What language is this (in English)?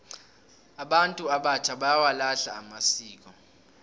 South Ndebele